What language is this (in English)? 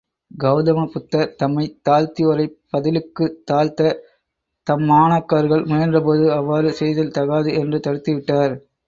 Tamil